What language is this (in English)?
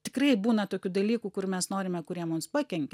Lithuanian